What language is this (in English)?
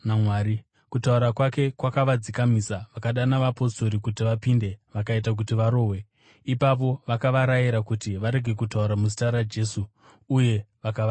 Shona